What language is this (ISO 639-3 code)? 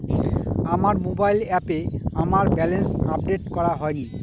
ben